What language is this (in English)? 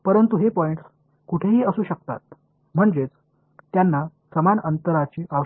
Tamil